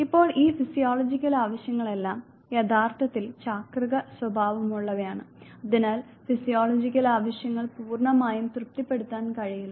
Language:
Malayalam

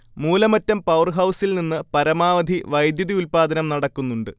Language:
Malayalam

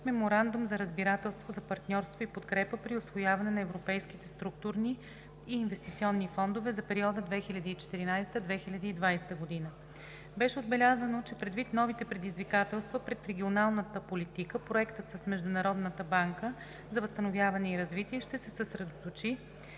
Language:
Bulgarian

